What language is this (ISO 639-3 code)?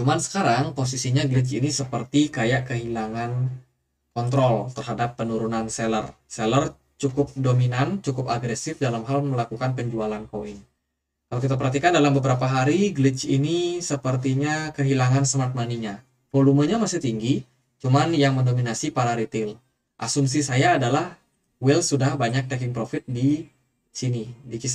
ind